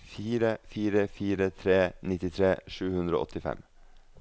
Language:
Norwegian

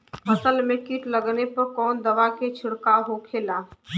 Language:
Bhojpuri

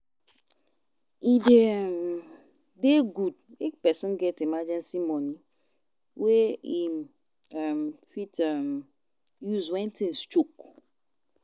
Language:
Nigerian Pidgin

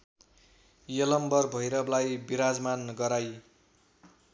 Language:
Nepali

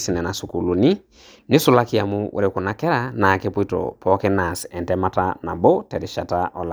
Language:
Masai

